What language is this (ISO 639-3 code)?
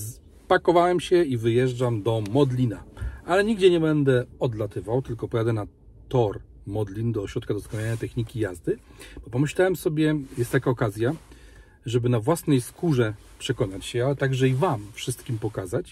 pol